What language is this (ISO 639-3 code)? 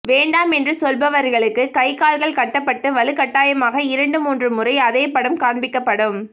tam